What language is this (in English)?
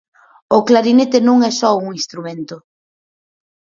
Galician